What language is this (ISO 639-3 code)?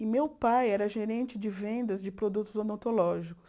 por